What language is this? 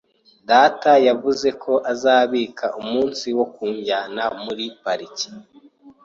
Kinyarwanda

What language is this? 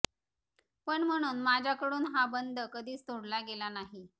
Marathi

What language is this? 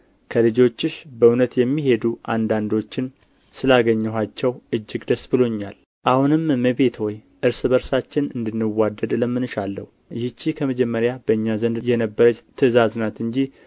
Amharic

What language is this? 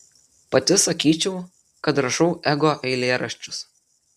Lithuanian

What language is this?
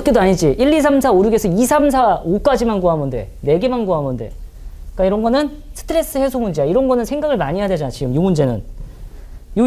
Korean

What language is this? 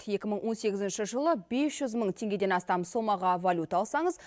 Kazakh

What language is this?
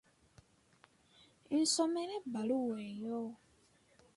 Ganda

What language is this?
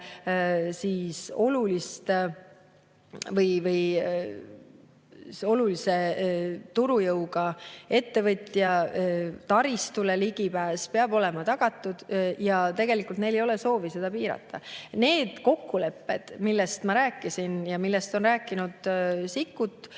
Estonian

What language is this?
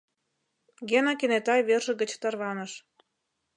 Mari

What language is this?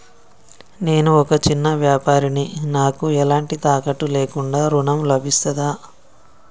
Telugu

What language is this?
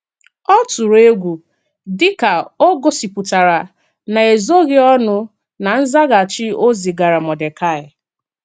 Igbo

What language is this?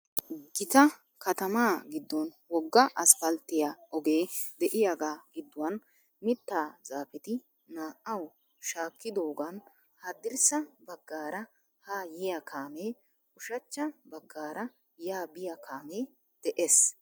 Wolaytta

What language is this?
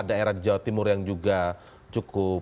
Indonesian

